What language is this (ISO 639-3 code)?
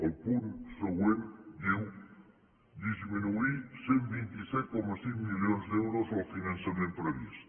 cat